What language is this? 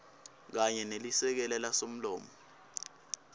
Swati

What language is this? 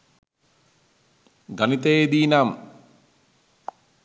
Sinhala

